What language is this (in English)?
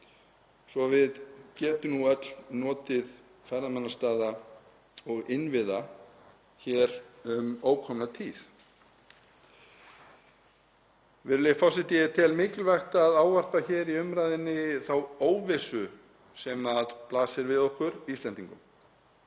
Icelandic